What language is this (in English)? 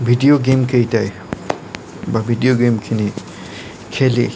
Assamese